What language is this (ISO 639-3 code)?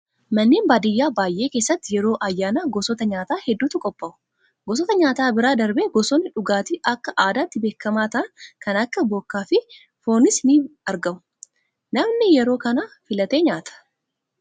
orm